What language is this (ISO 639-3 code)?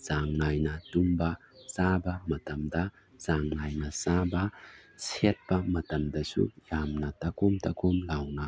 mni